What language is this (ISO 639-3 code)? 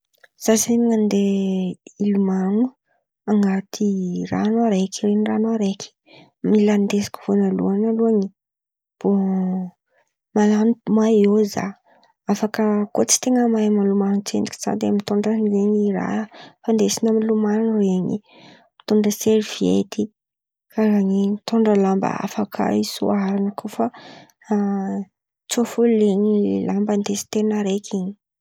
xmv